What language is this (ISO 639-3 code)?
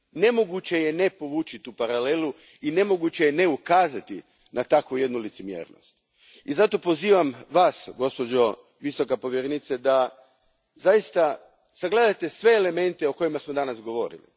hrv